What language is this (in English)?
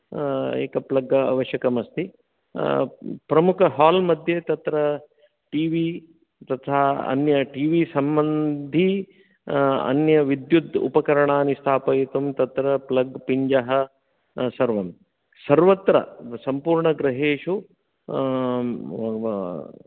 Sanskrit